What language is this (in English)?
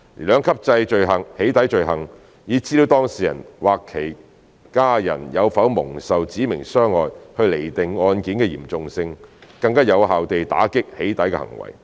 Cantonese